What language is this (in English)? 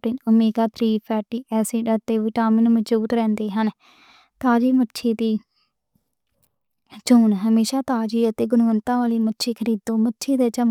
Western Panjabi